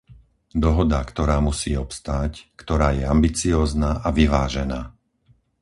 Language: Slovak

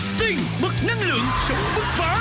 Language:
Vietnamese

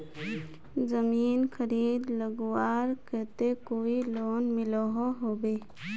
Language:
Magahi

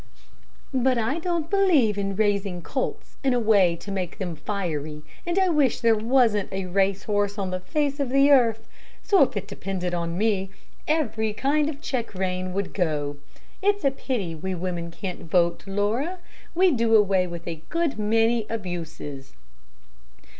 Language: English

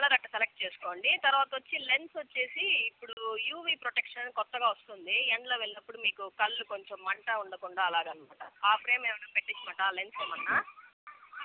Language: Telugu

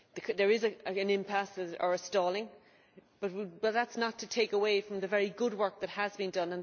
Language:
English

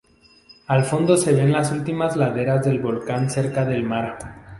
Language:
Spanish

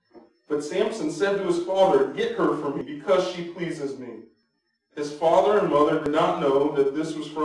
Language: English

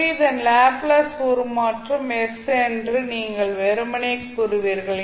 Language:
Tamil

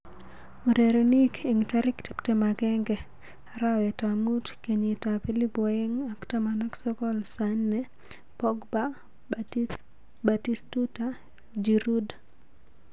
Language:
Kalenjin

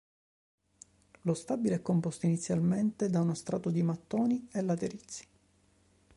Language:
Italian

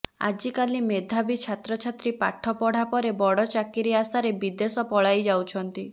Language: Odia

